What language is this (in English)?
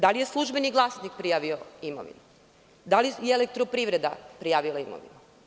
Serbian